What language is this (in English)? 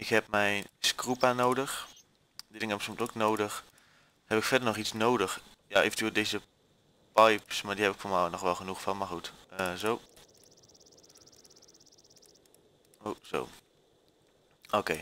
Dutch